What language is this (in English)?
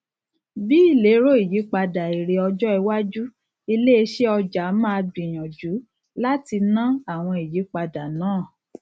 Yoruba